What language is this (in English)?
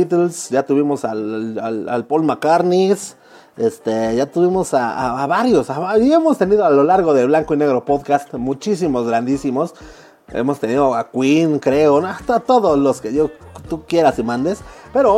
Spanish